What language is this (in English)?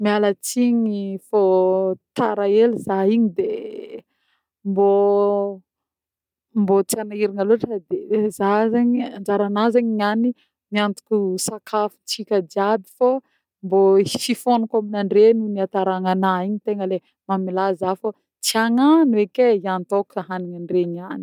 Northern Betsimisaraka Malagasy